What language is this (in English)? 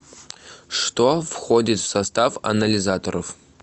Russian